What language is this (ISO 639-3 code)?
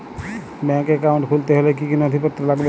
ben